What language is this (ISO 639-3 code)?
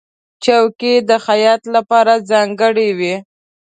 pus